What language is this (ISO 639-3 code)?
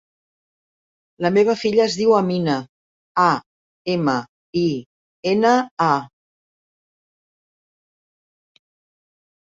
cat